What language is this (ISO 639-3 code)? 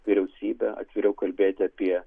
lit